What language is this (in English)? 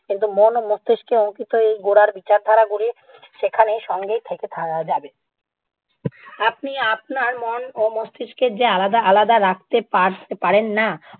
Bangla